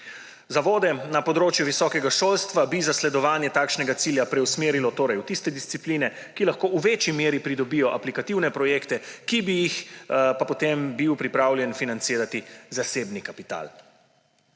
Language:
Slovenian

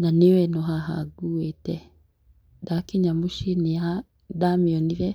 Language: Kikuyu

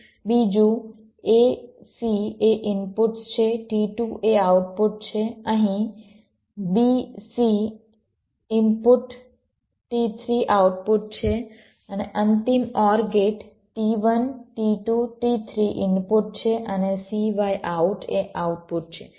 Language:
Gujarati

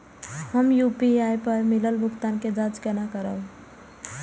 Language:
Maithili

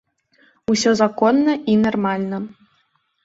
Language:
Belarusian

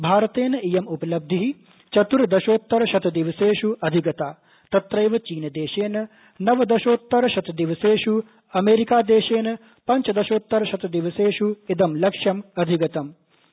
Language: Sanskrit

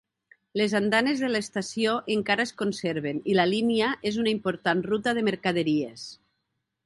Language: Catalan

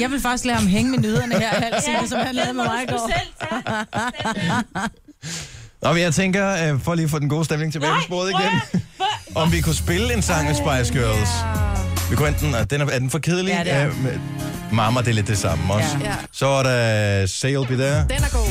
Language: Danish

